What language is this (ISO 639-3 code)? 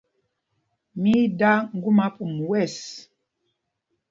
mgg